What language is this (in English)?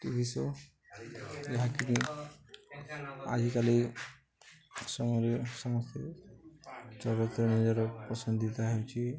Odia